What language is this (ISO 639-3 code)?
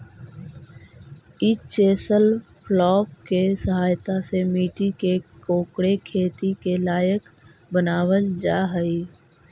mag